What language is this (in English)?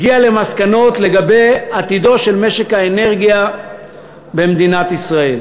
Hebrew